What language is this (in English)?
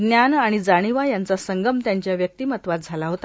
Marathi